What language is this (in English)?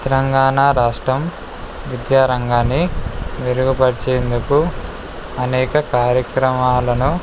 Telugu